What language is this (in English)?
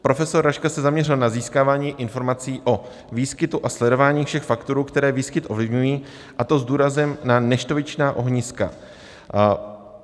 Czech